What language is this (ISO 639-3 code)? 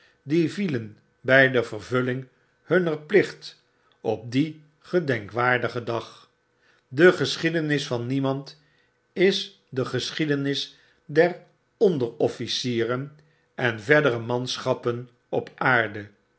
nld